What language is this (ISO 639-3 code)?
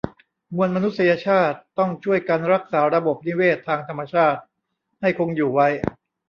tha